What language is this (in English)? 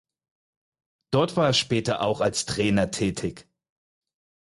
German